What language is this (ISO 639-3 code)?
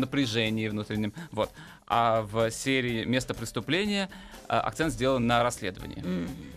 rus